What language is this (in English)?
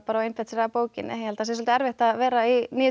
Icelandic